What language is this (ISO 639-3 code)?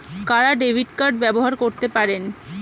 ben